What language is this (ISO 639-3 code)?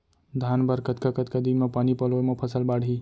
hne